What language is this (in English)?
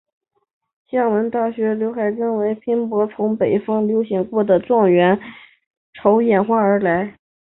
Chinese